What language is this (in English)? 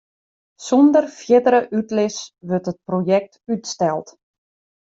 Western Frisian